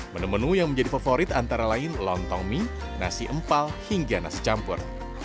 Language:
Indonesian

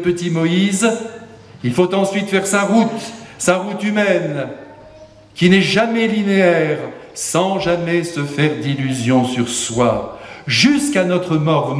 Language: French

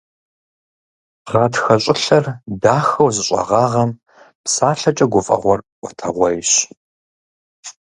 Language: Kabardian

